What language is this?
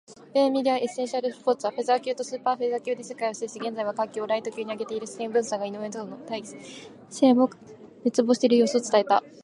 Japanese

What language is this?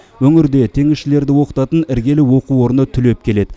Kazakh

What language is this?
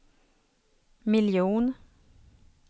Swedish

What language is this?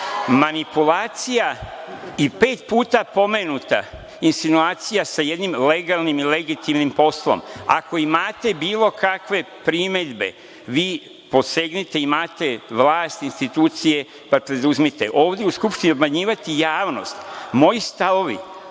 Serbian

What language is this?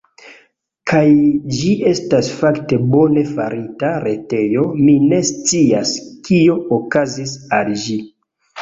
Esperanto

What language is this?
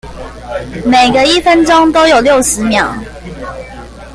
Chinese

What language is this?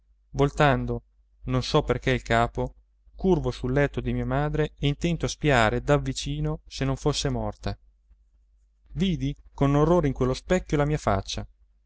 Italian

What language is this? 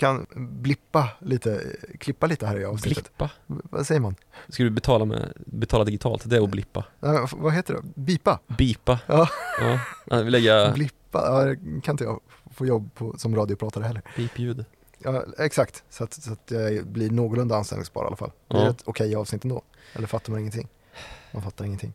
Swedish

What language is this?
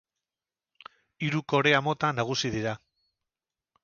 Basque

